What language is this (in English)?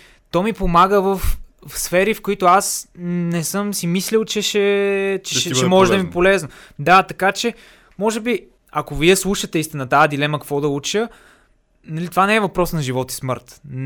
Bulgarian